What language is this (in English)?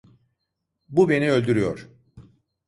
Turkish